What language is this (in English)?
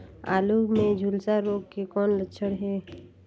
Chhattisgarhi